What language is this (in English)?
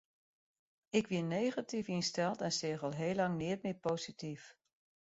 Western Frisian